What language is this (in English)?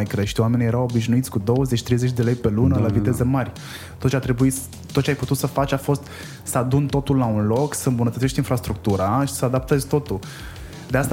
Romanian